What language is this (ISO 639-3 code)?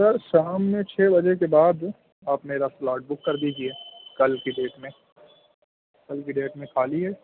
urd